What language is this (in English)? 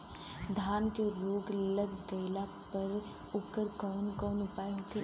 Bhojpuri